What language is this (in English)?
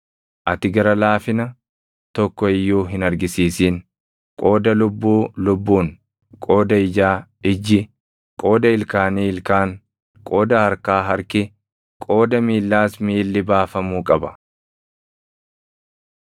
Oromo